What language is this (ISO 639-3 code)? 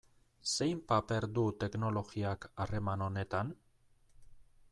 eus